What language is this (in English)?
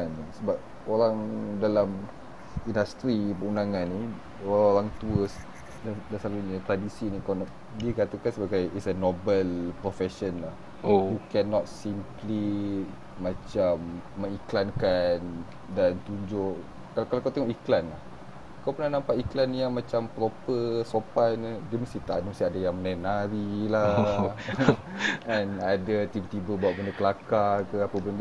Malay